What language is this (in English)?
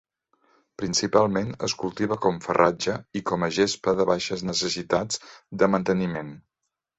Catalan